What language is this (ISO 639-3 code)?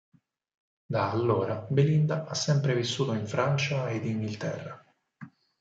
ita